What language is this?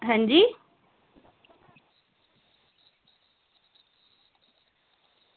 Dogri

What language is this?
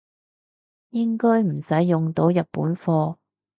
Cantonese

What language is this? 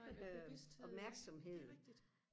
Danish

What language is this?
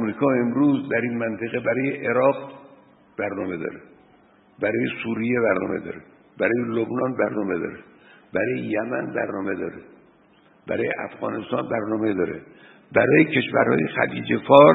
Persian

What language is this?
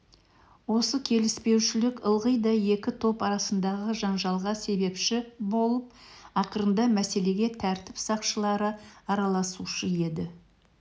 Kazakh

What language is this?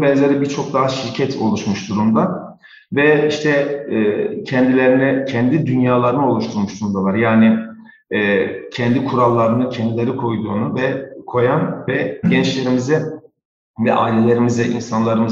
Turkish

